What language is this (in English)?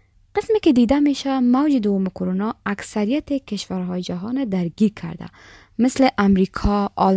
Persian